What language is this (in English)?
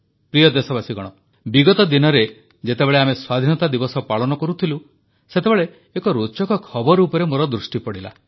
Odia